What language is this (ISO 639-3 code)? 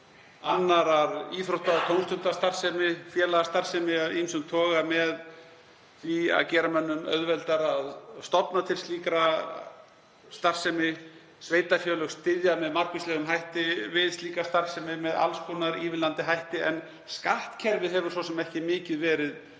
isl